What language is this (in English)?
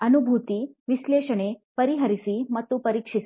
Kannada